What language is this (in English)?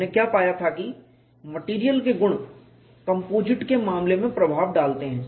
Hindi